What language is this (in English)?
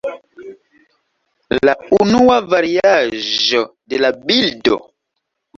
Esperanto